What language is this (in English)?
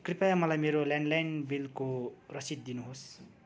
Nepali